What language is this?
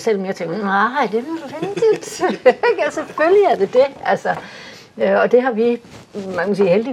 Danish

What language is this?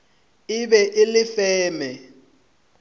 Northern Sotho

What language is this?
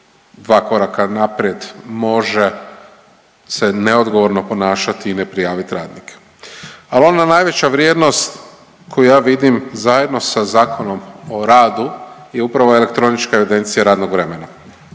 Croatian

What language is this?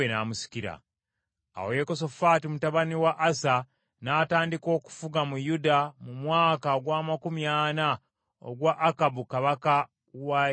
Ganda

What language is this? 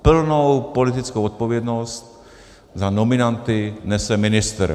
Czech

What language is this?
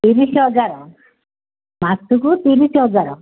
Odia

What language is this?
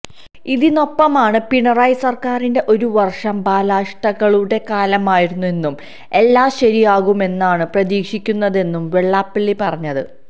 Malayalam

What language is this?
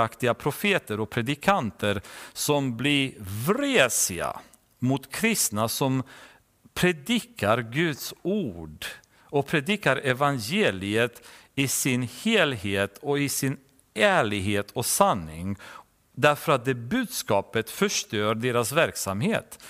Swedish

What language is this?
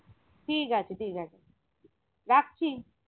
Bangla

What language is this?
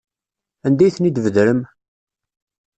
Kabyle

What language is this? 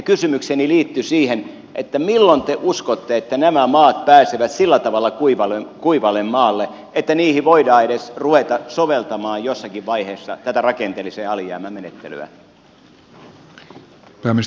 Finnish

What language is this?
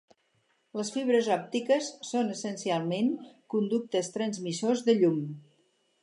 Catalan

